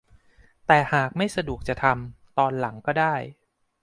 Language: Thai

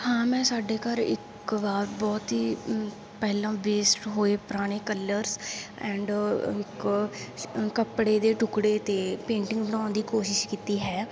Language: Punjabi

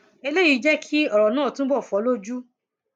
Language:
Yoruba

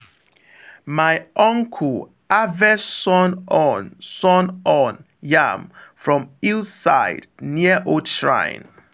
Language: Nigerian Pidgin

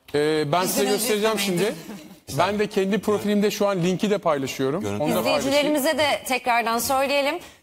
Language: Turkish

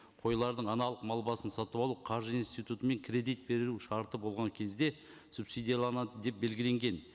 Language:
Kazakh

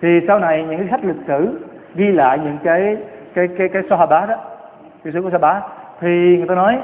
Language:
Vietnamese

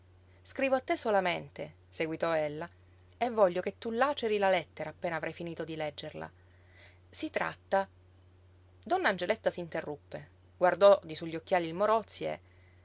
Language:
Italian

